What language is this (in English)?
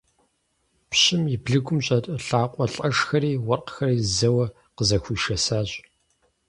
Kabardian